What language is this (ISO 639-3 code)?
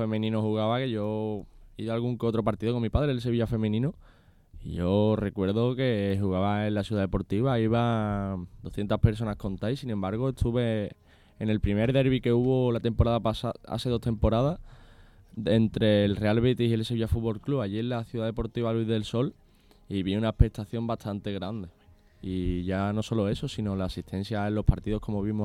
spa